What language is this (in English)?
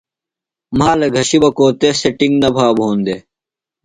Phalura